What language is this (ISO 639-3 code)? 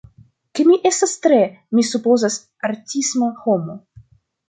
epo